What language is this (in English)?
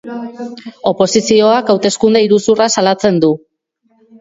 Basque